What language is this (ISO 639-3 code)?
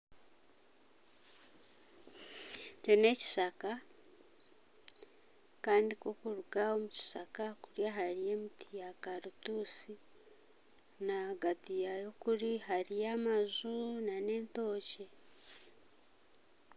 nyn